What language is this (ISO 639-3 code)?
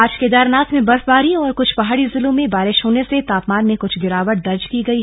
hin